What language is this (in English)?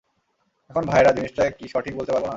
Bangla